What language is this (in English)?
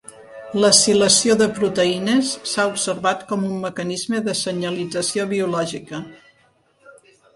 Catalan